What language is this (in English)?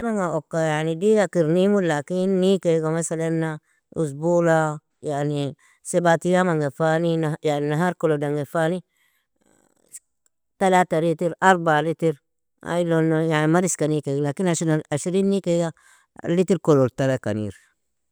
Nobiin